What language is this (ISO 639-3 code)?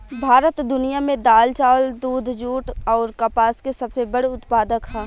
bho